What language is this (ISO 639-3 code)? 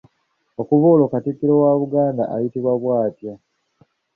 lug